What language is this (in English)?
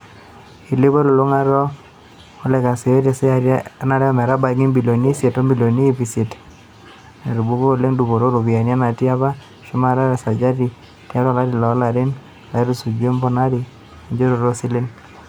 Masai